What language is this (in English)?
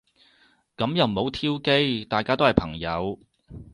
Cantonese